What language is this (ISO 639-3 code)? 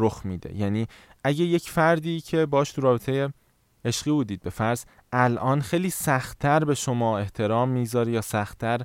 fas